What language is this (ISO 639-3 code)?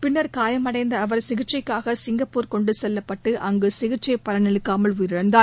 tam